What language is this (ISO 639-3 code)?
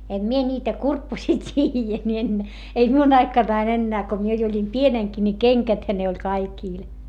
fin